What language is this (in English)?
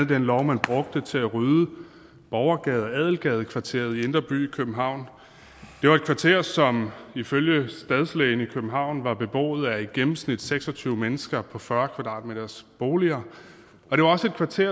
Danish